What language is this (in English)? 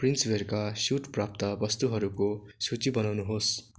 Nepali